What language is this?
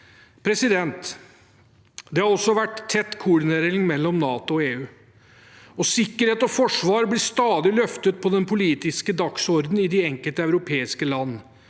Norwegian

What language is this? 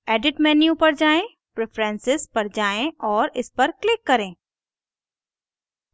Hindi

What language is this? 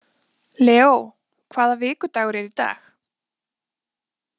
Icelandic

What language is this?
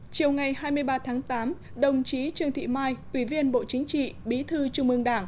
Vietnamese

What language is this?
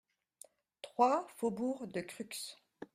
French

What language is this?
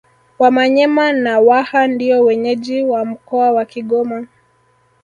Swahili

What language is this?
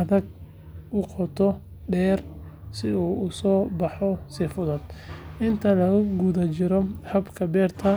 Somali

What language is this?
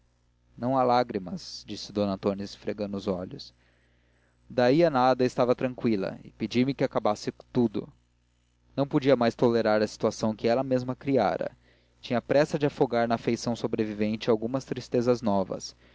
Portuguese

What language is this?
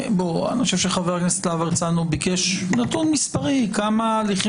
Hebrew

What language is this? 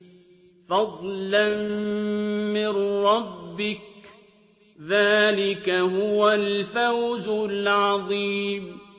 Arabic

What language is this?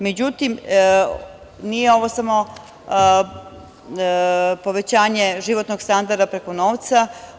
Serbian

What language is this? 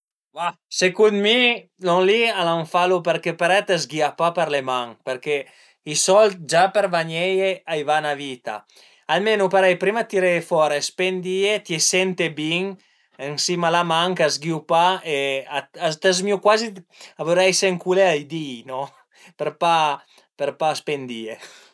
Piedmontese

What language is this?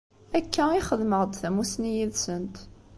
Kabyle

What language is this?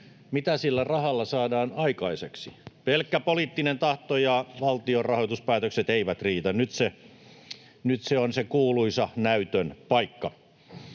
Finnish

